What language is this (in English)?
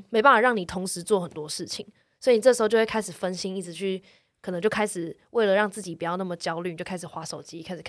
Chinese